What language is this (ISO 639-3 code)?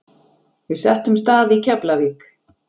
isl